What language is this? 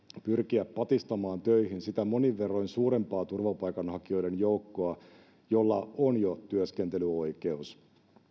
Finnish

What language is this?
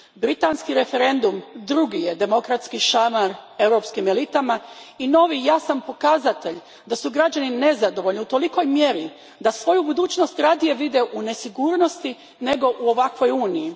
Croatian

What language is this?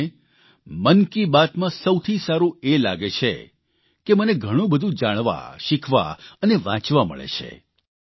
Gujarati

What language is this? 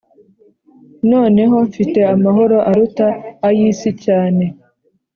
Kinyarwanda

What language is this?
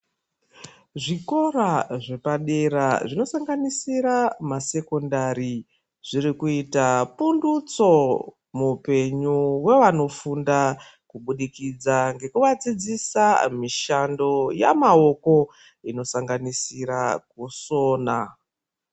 Ndau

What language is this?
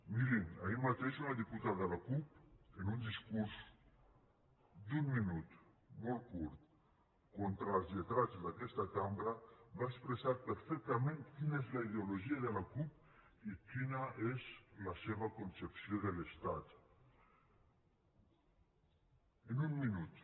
Catalan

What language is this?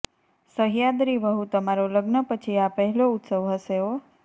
Gujarati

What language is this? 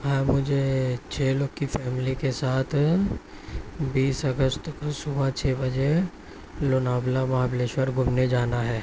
Urdu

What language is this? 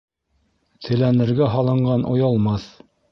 Bashkir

